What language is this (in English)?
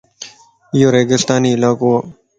Lasi